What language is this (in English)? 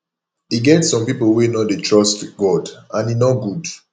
Nigerian Pidgin